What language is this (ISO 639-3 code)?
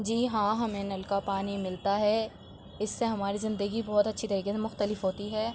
urd